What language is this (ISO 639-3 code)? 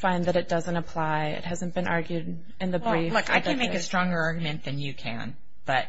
eng